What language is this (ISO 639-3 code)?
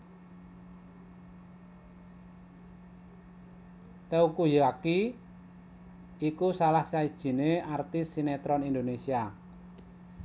jav